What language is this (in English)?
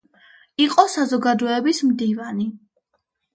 Georgian